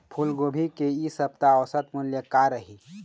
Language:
Chhattisgarhi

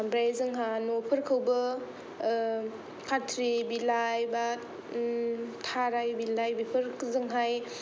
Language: Bodo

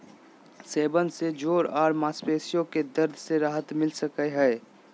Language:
Magahi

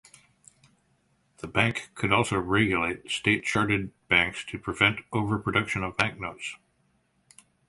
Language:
English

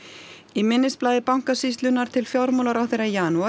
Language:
Icelandic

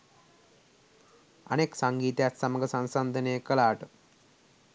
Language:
Sinhala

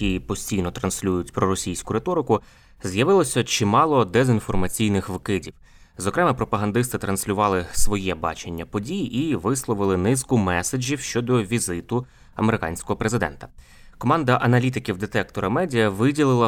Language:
Ukrainian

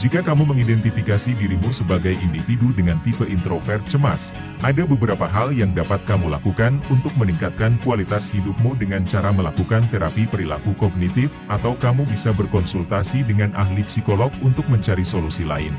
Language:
Indonesian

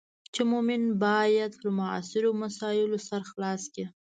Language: Pashto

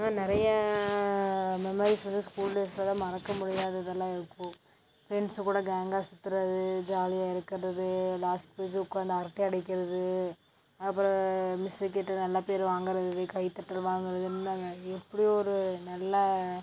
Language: Tamil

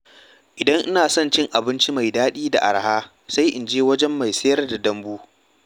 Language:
Hausa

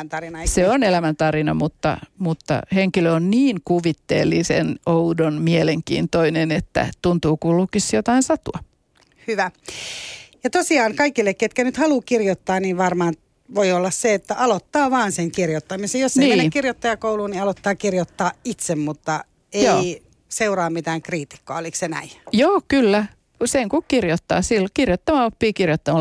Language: Finnish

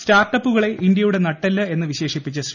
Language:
Malayalam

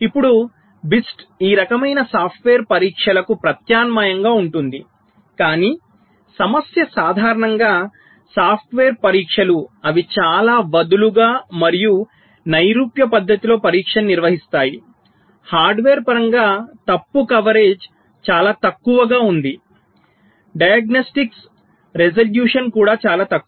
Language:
Telugu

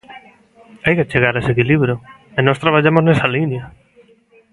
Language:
Galician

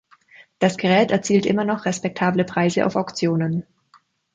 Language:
German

